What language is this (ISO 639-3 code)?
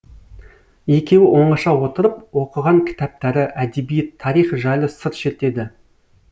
kaz